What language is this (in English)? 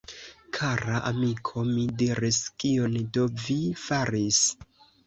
Esperanto